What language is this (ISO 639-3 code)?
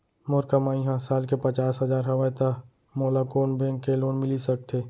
hne